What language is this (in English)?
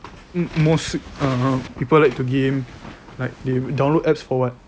English